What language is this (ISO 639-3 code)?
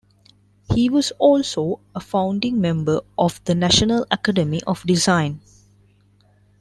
eng